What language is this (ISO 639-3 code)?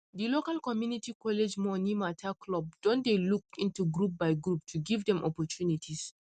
pcm